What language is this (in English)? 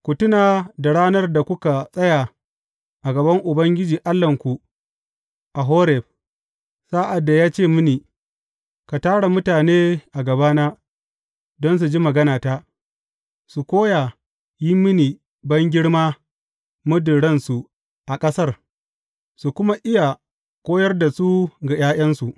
Hausa